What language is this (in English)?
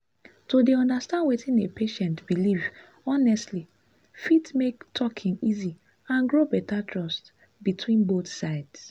Nigerian Pidgin